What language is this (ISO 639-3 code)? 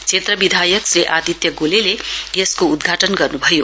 nep